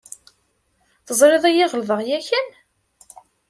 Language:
Kabyle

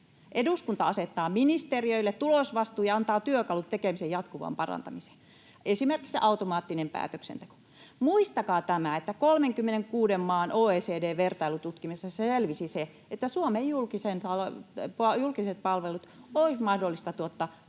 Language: Finnish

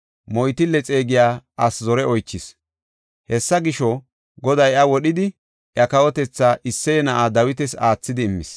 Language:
Gofa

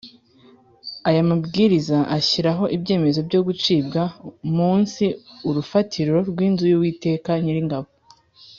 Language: Kinyarwanda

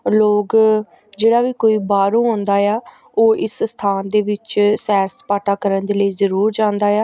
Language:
Punjabi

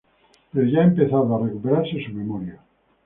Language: Spanish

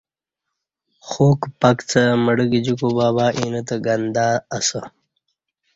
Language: Kati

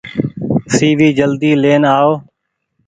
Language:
Goaria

